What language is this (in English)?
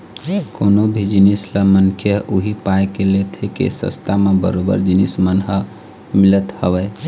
Chhattisgarhi